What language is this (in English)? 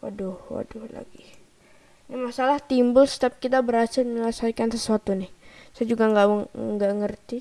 Indonesian